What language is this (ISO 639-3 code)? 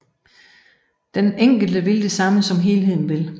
dan